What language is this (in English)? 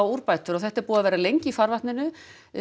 Icelandic